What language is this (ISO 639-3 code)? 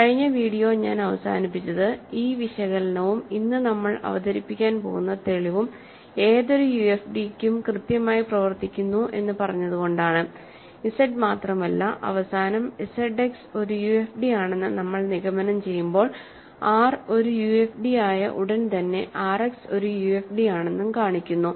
mal